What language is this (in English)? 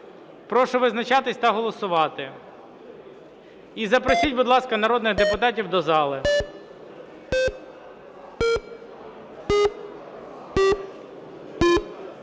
Ukrainian